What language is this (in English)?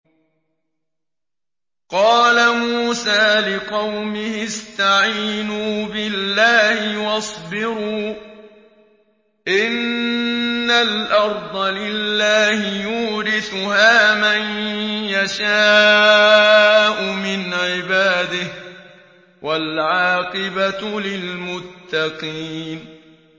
Arabic